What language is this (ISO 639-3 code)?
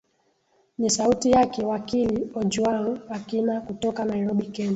swa